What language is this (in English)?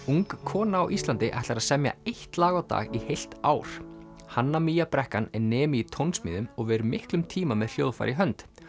Icelandic